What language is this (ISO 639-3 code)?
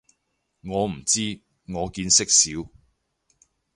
yue